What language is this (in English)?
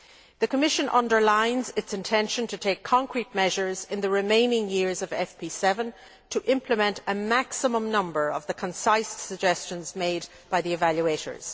English